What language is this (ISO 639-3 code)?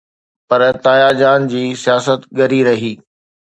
snd